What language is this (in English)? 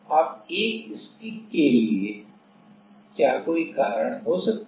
Hindi